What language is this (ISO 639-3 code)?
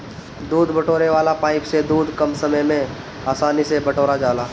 bho